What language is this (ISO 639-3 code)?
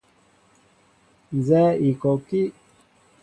mbo